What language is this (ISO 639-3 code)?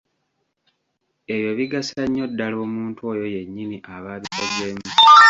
lug